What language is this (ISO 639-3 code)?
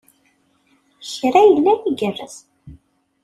kab